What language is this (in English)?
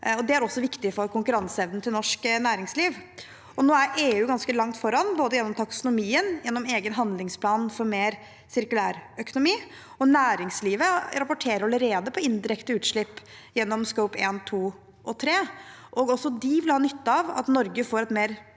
Norwegian